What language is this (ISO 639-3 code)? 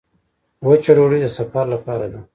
pus